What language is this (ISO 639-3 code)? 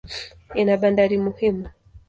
swa